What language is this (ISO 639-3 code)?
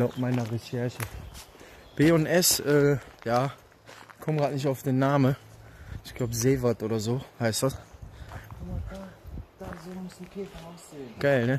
deu